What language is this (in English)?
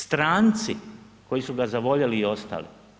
Croatian